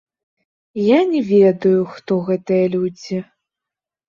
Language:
Belarusian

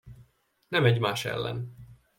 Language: Hungarian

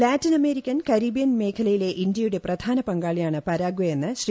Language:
Malayalam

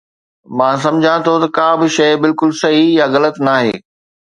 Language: Sindhi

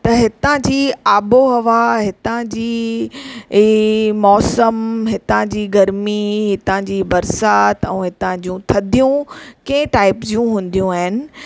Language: Sindhi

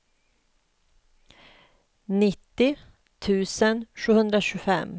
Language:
Swedish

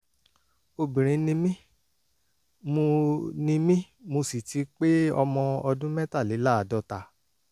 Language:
Yoruba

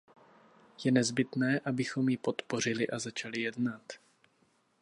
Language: Czech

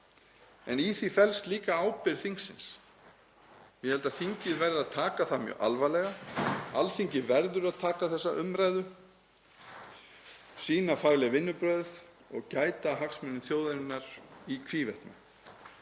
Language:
Icelandic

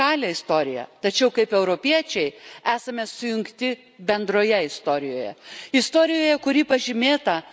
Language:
Lithuanian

